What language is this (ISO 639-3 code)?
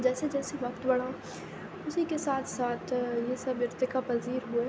urd